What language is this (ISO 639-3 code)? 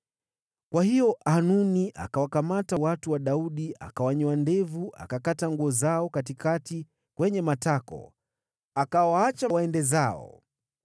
swa